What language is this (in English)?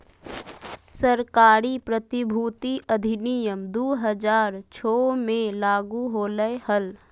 Magahi